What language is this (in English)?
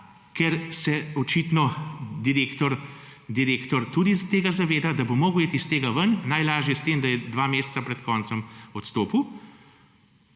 Slovenian